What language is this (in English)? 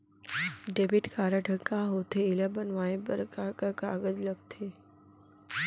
Chhattisgarhi